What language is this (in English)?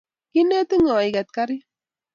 Kalenjin